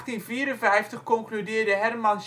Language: Dutch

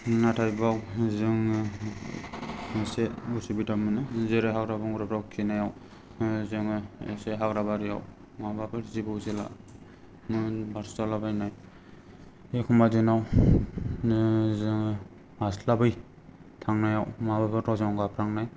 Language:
Bodo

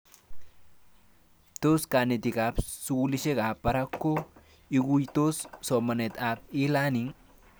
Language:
Kalenjin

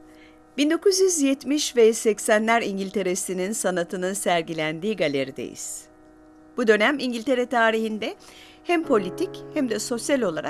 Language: Turkish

